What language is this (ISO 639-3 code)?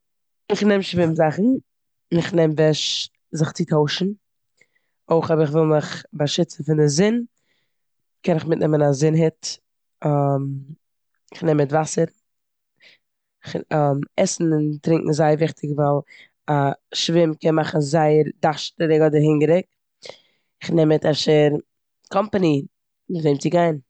yid